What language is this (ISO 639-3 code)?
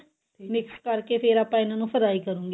pan